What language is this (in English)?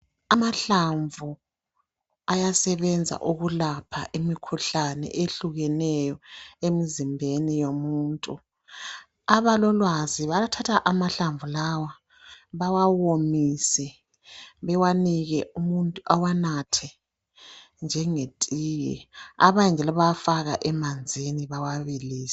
North Ndebele